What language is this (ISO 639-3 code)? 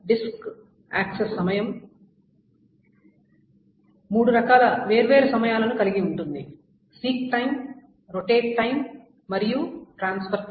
tel